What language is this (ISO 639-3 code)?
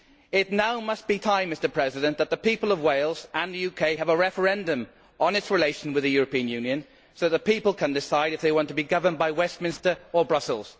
eng